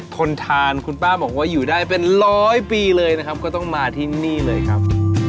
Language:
Thai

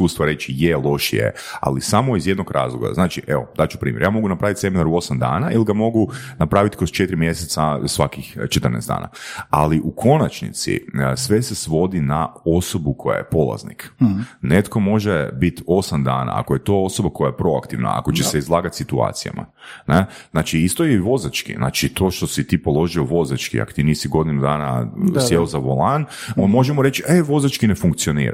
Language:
Croatian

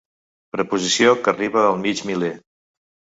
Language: Catalan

